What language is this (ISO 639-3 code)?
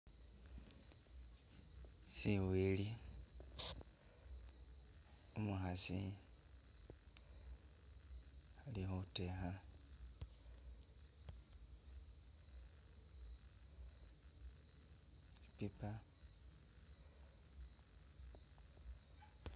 myx